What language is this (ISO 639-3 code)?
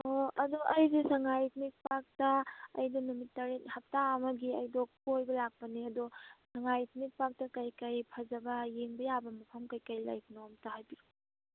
mni